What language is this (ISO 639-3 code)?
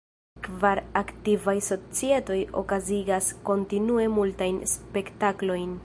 epo